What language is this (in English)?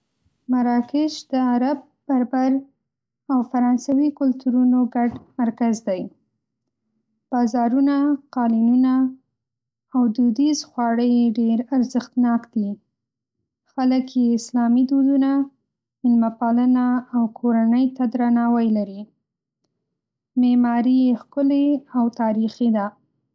Pashto